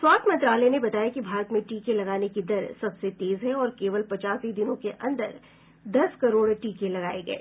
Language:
Hindi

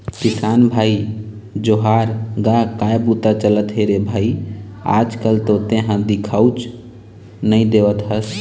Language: Chhattisgarhi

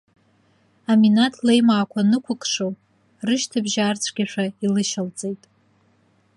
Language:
Abkhazian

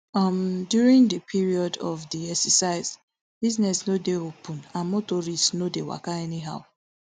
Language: Nigerian Pidgin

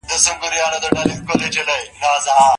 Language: Pashto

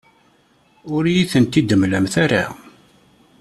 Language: Kabyle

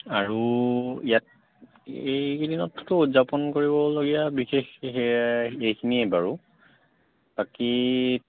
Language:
Assamese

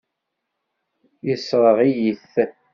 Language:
Kabyle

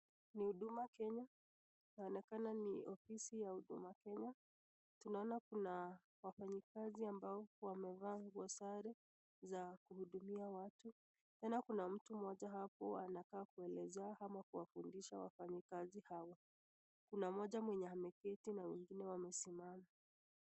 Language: Swahili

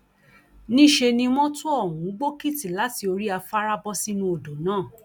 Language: Yoruba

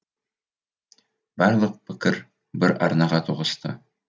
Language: Kazakh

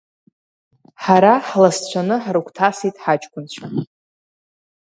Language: Abkhazian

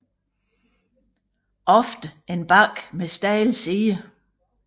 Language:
Danish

